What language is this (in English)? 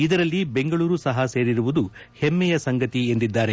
Kannada